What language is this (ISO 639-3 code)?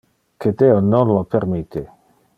ina